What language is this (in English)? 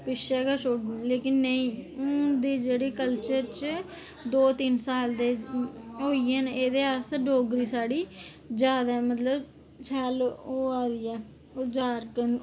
Dogri